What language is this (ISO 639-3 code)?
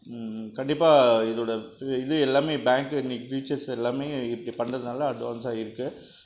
tam